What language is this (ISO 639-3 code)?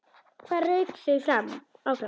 isl